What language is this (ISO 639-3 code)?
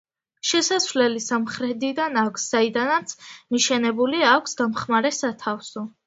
kat